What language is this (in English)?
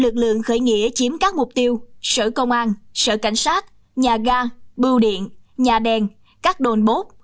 Vietnamese